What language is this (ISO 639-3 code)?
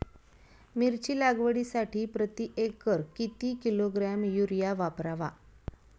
mar